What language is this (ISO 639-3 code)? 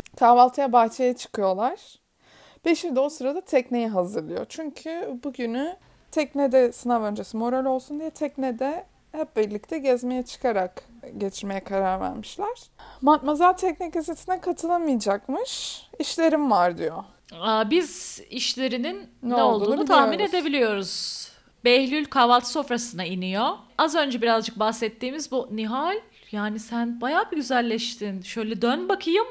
tur